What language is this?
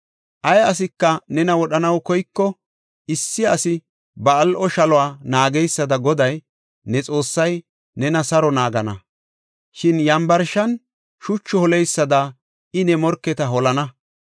Gofa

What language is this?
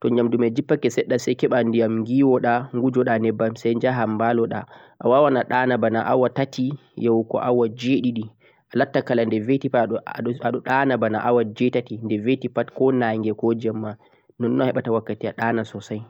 Central-Eastern Niger Fulfulde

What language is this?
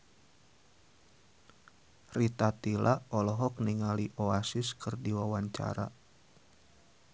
Sundanese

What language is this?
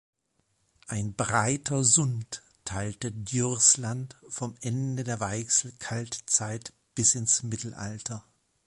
German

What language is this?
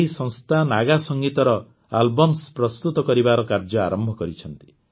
Odia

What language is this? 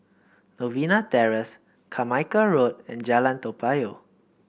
English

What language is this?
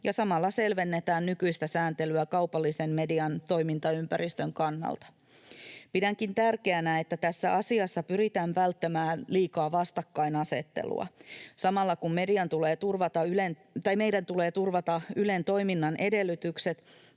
Finnish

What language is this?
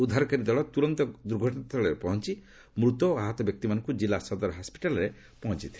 Odia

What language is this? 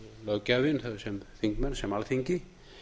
Icelandic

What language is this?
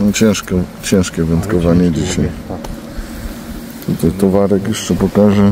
Polish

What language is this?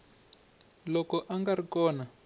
Tsonga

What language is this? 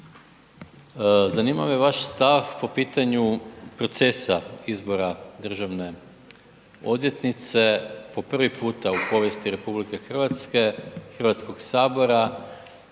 Croatian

